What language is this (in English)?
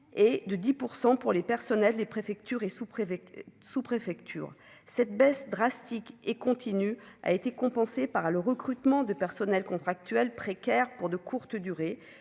French